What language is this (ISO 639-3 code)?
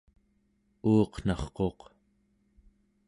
esu